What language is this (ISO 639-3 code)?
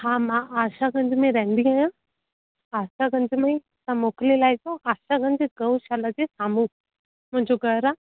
snd